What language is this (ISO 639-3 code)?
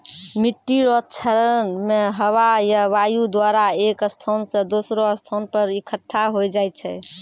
mai